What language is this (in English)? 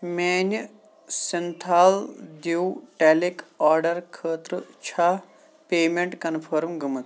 Kashmiri